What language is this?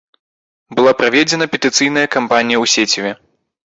Belarusian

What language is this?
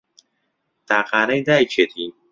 Central Kurdish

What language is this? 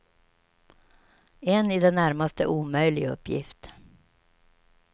Swedish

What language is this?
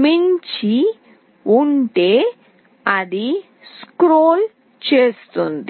Telugu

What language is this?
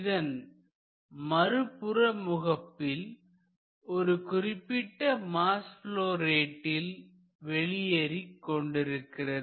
Tamil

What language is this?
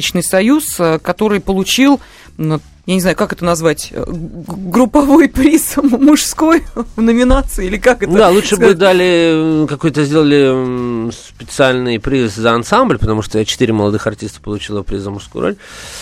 Russian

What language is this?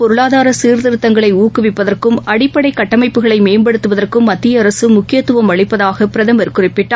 Tamil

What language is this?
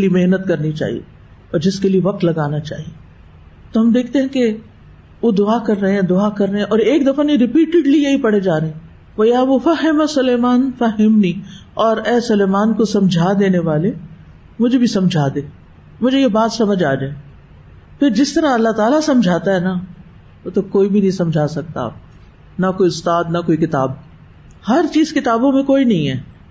Urdu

